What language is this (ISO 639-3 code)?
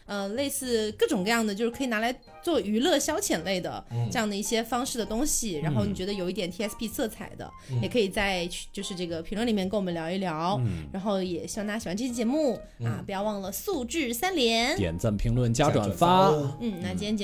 zho